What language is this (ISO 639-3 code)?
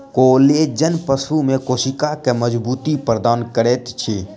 mai